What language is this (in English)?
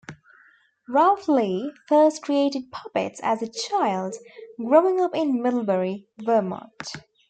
English